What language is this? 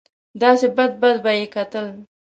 Pashto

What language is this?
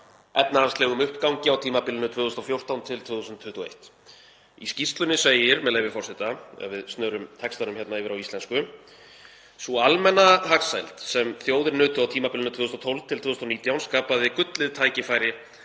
Icelandic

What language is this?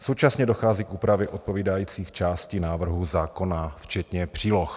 Czech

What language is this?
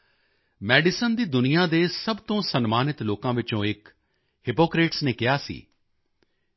Punjabi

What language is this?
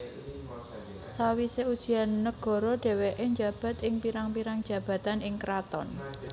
Javanese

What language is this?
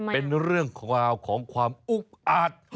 Thai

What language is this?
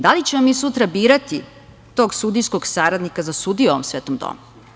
Serbian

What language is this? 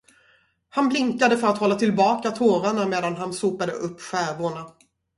Swedish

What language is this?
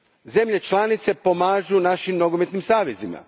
Croatian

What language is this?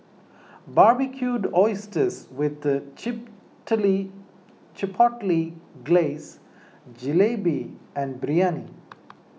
English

